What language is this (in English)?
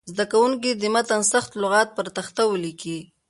Pashto